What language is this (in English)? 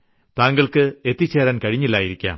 Malayalam